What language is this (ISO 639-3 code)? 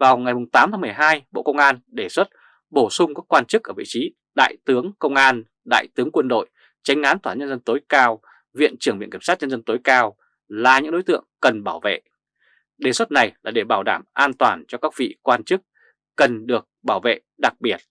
vie